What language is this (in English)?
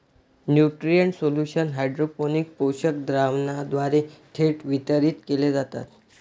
Marathi